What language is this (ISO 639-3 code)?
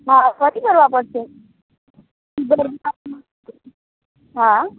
guj